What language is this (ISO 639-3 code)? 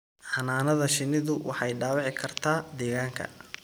som